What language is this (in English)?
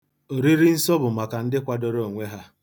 Igbo